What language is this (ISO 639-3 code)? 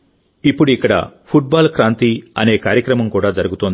tel